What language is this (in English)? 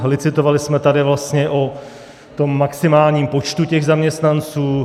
Czech